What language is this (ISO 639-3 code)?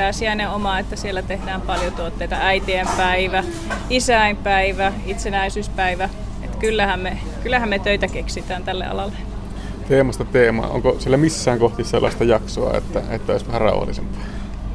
fin